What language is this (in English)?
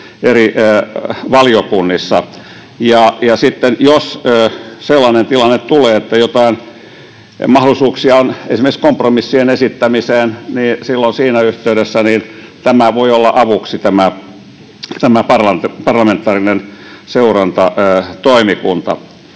Finnish